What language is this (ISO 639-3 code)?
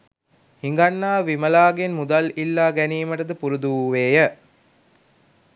sin